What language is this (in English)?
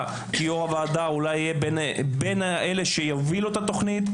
Hebrew